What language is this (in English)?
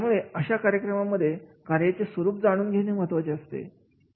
Marathi